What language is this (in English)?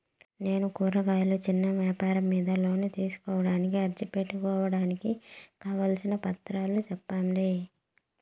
Telugu